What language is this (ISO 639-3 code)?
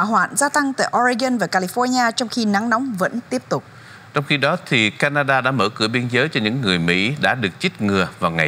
vie